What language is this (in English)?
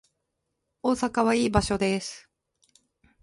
Japanese